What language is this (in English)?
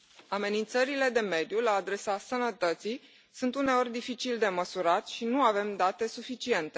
Romanian